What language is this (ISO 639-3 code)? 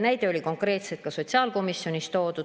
est